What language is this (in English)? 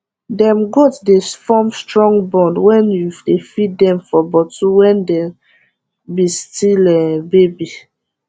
Nigerian Pidgin